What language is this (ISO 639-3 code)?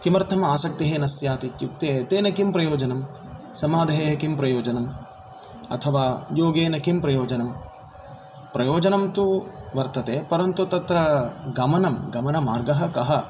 san